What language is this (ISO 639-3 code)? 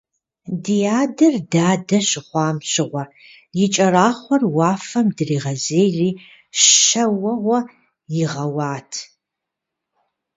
kbd